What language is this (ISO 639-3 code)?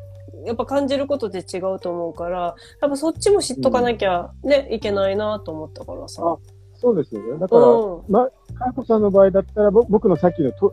jpn